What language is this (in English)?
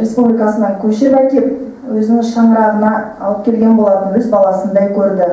Turkish